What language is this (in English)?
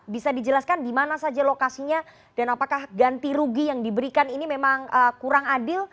Indonesian